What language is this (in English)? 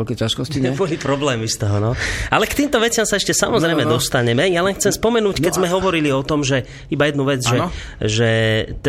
Slovak